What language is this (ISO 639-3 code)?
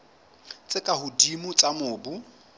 sot